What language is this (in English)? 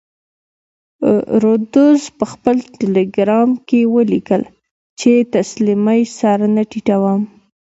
Pashto